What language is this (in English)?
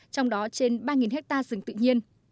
Vietnamese